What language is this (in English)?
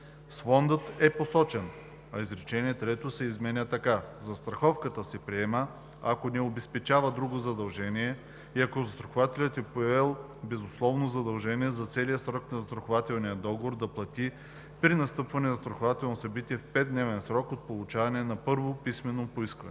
Bulgarian